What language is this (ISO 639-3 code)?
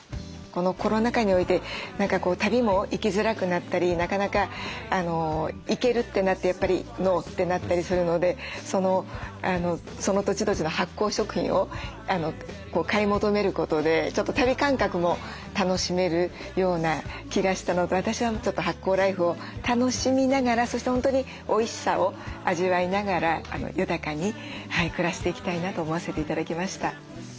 jpn